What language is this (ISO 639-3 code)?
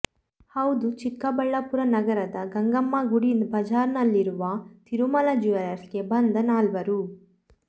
kan